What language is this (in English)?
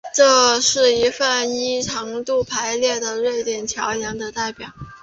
Chinese